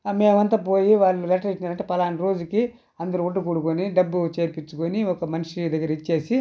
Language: Telugu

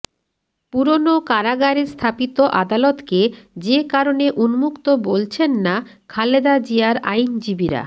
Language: Bangla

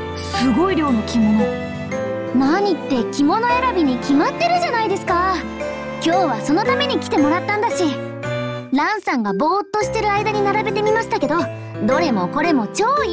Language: Japanese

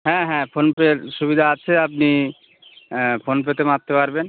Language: Bangla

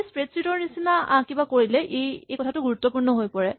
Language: Assamese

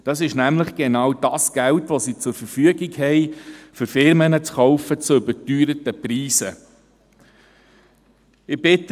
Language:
Swiss German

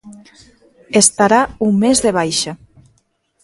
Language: Galician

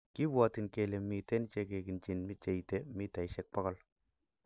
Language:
Kalenjin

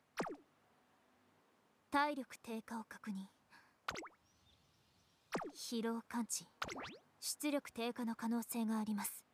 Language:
Japanese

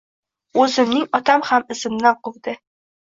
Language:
Uzbek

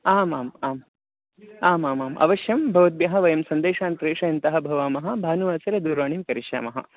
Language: Sanskrit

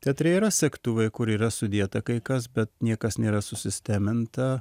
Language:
Lithuanian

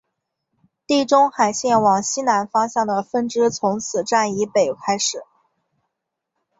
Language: Chinese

